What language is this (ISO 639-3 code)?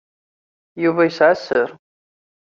kab